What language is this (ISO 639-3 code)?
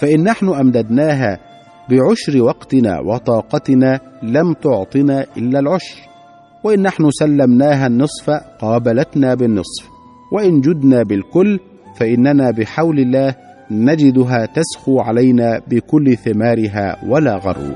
ara